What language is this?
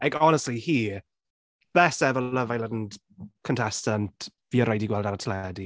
Welsh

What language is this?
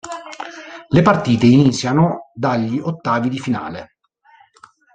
Italian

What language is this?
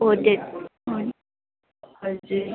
Nepali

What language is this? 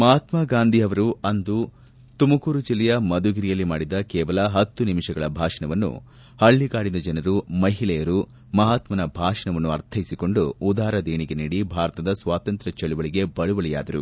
Kannada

